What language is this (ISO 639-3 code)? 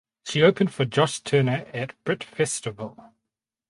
eng